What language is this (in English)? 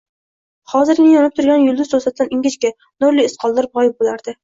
Uzbek